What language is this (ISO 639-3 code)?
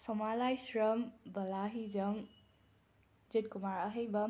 mni